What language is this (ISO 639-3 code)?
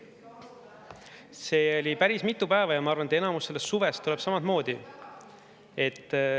est